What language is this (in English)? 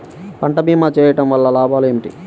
Telugu